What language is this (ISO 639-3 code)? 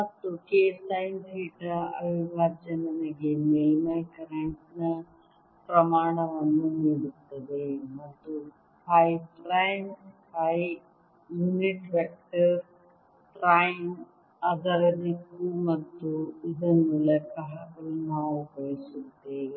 kan